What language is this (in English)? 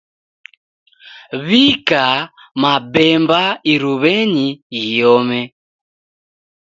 Taita